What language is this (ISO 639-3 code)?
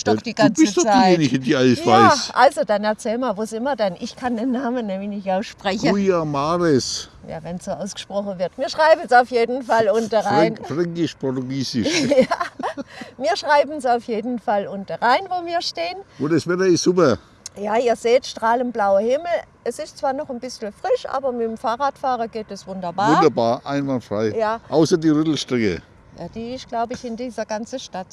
deu